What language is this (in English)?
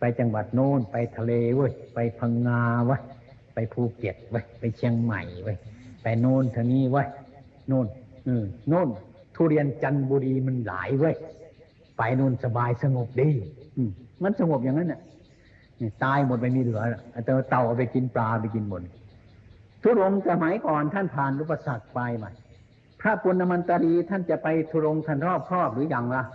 Thai